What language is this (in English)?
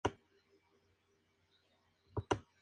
Spanish